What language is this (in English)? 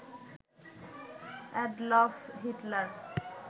Bangla